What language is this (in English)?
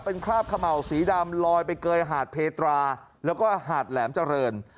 Thai